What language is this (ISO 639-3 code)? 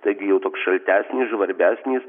lit